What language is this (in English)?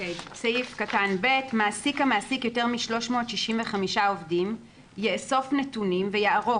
Hebrew